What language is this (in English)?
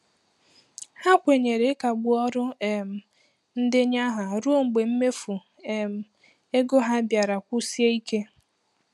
Igbo